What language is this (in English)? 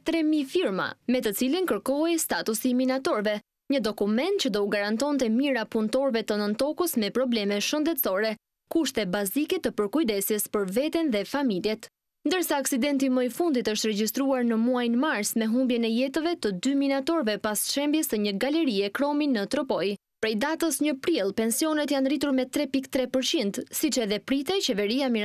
Romanian